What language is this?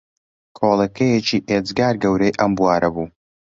Central Kurdish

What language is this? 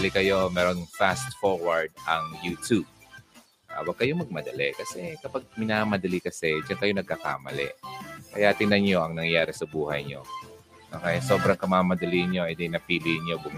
Filipino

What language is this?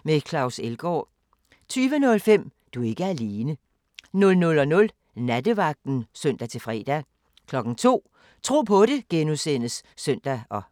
Danish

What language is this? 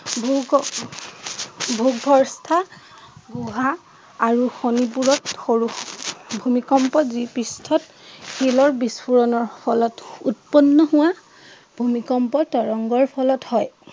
Assamese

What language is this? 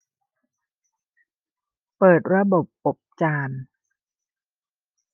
Thai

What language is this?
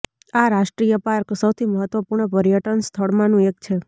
Gujarati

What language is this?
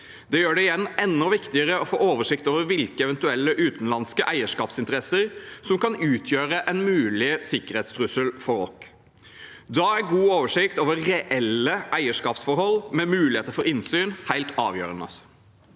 Norwegian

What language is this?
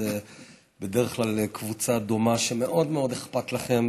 Hebrew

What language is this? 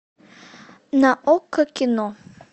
Russian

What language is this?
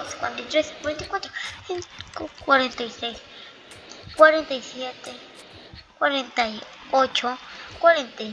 Spanish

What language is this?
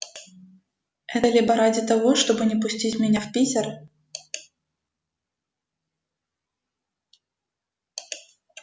Russian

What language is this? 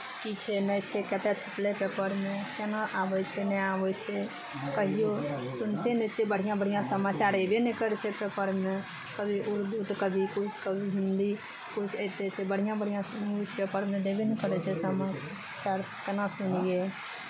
Maithili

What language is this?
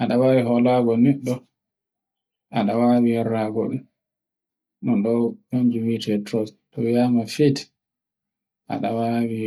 Borgu Fulfulde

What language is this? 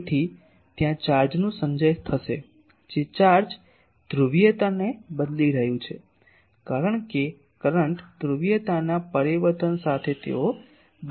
Gujarati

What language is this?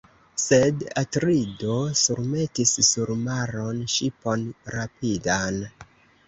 Esperanto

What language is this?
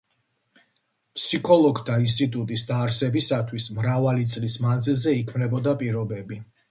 Georgian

